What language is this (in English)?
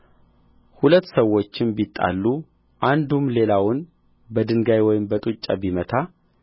Amharic